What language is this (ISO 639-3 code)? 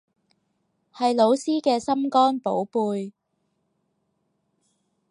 yue